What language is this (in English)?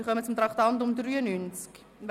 Swiss German